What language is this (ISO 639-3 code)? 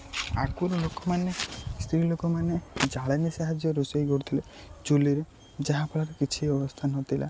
ori